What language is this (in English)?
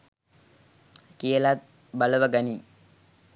Sinhala